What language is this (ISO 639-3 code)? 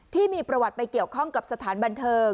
tha